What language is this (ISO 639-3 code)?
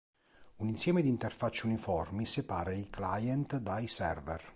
ita